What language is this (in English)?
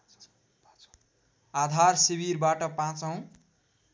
Nepali